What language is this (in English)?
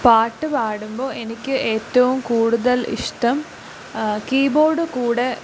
Malayalam